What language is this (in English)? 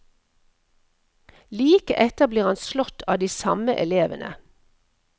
Norwegian